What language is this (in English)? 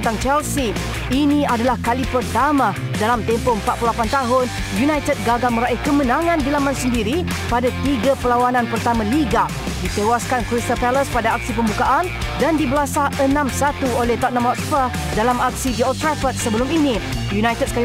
Malay